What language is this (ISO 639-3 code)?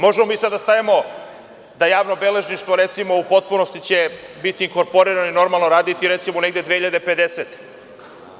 srp